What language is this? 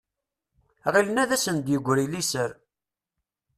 Kabyle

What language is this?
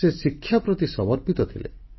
Odia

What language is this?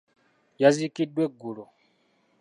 Ganda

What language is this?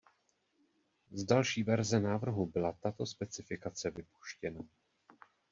Czech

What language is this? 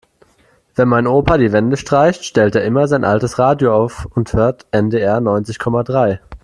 German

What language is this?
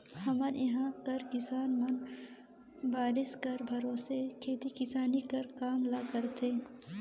Chhattisgarhi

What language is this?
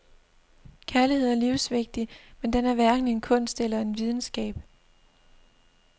Danish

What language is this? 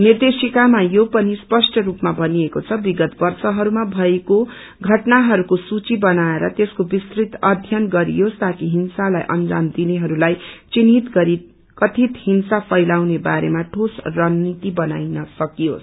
Nepali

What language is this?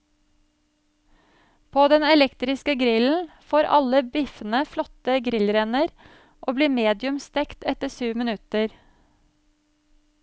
Norwegian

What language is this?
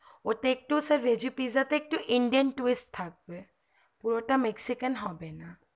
Bangla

